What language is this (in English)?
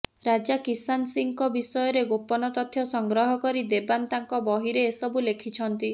Odia